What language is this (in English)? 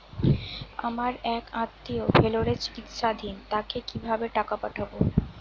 Bangla